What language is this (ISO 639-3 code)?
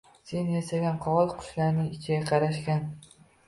uzb